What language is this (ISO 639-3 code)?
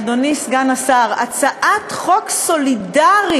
heb